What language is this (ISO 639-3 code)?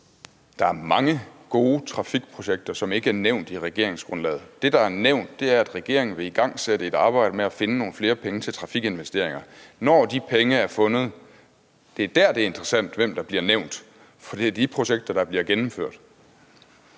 dan